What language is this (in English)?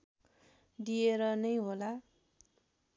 Nepali